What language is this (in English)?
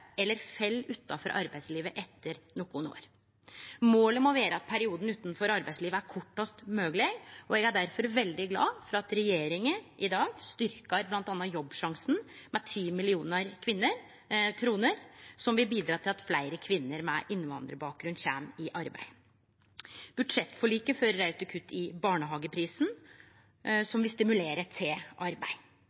Norwegian Nynorsk